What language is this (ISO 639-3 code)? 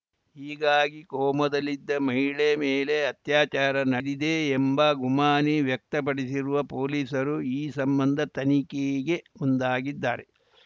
kan